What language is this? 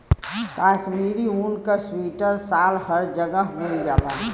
Bhojpuri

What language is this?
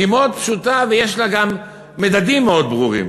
Hebrew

